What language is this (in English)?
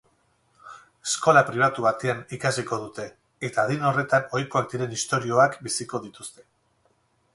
Basque